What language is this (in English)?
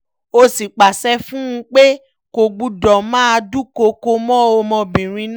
Yoruba